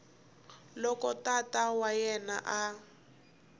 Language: Tsonga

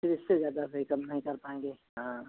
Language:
Hindi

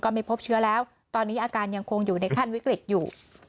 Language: Thai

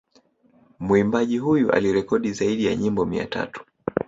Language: Swahili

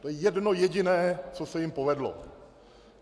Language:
Czech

